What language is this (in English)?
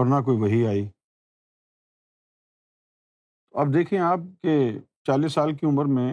Urdu